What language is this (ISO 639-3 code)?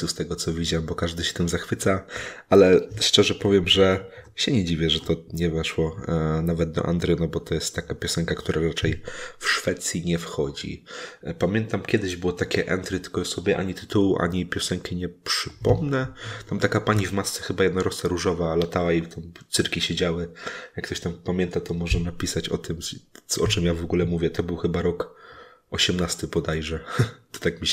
pol